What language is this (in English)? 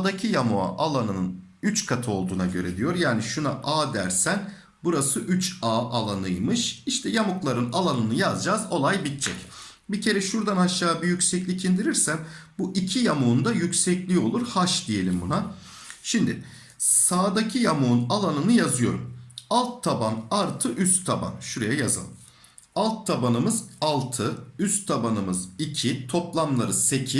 Turkish